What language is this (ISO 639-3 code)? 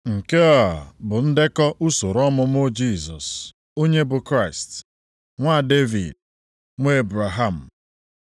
ibo